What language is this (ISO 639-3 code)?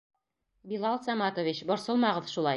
bak